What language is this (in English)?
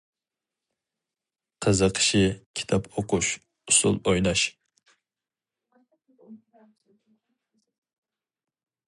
Uyghur